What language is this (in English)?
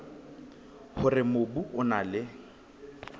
Southern Sotho